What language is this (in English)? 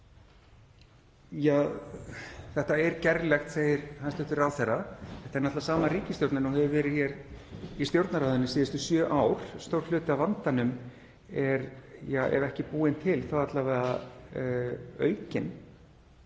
Icelandic